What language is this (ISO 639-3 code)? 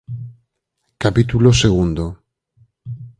glg